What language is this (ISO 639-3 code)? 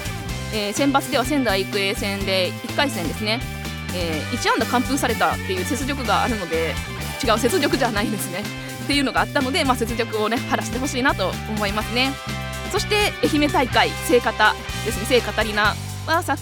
jpn